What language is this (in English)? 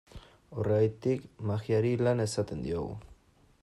Basque